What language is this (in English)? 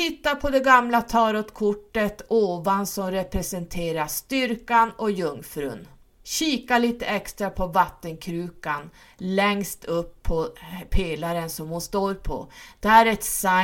Swedish